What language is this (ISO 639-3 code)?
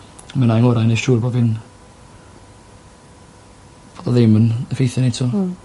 cym